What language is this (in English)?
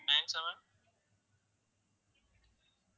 Tamil